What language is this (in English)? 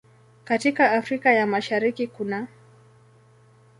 Swahili